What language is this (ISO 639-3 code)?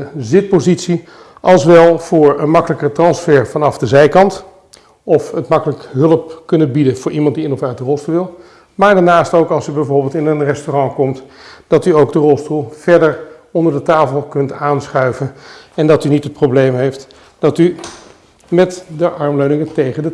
nld